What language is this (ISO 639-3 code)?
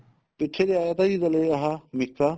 pan